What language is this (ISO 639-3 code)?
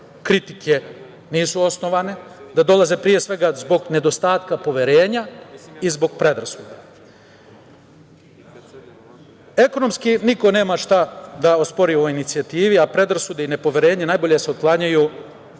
srp